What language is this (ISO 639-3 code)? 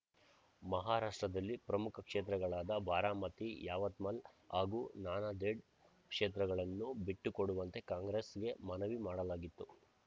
kan